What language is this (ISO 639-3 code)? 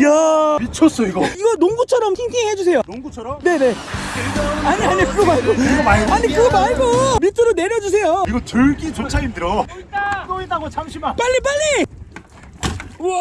kor